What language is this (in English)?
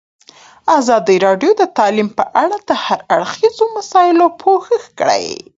Pashto